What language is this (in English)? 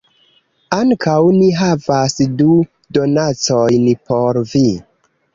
Esperanto